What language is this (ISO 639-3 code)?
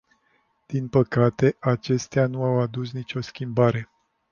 ron